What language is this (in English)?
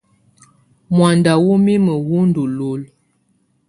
Tunen